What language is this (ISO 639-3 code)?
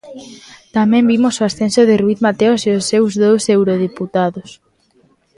glg